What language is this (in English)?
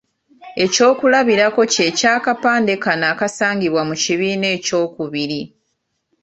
Ganda